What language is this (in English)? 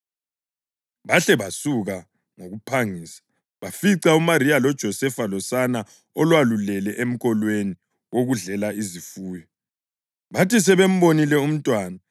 North Ndebele